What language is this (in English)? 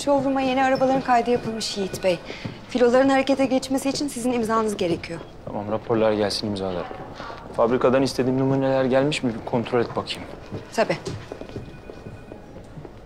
Turkish